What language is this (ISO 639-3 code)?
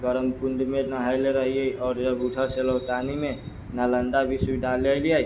mai